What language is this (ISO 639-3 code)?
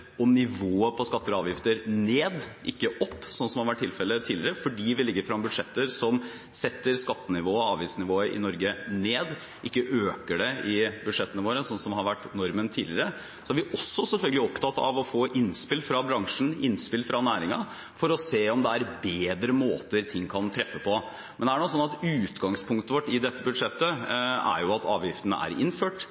nob